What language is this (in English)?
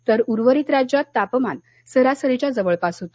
Marathi